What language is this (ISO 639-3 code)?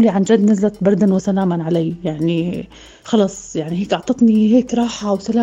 ara